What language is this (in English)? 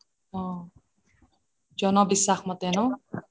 Assamese